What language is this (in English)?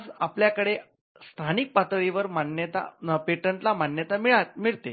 Marathi